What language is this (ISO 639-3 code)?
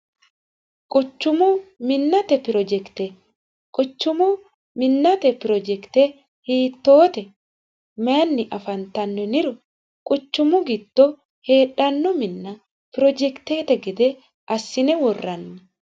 sid